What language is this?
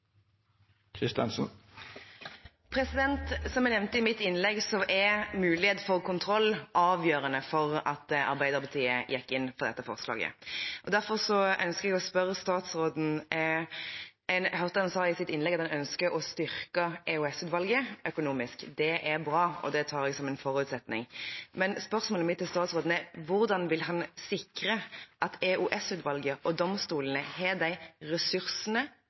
Norwegian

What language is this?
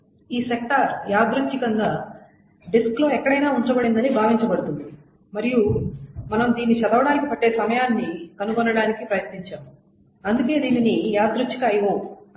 Telugu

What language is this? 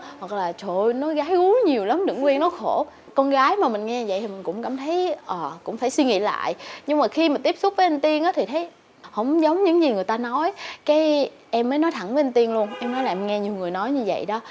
Vietnamese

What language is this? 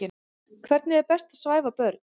Icelandic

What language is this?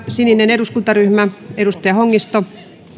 Finnish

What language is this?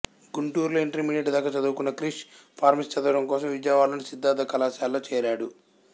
Telugu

